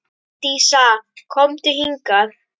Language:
Icelandic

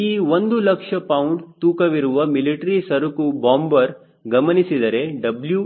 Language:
Kannada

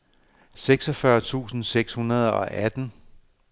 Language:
Danish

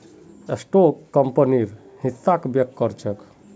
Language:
Magahi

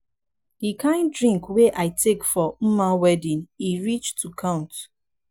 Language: Nigerian Pidgin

